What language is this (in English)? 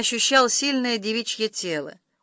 Russian